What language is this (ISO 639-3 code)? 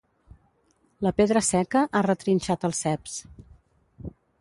cat